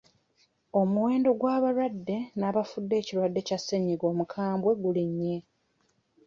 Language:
Ganda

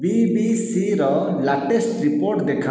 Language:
Odia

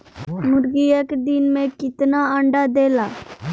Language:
Bhojpuri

